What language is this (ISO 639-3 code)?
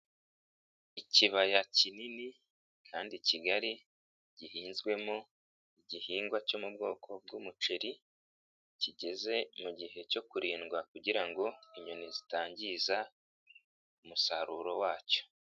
kin